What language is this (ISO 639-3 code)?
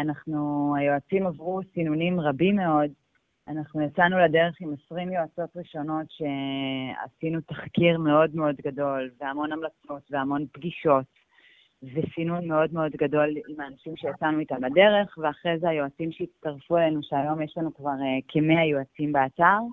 heb